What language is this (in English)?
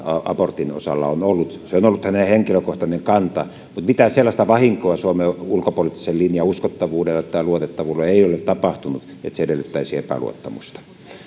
Finnish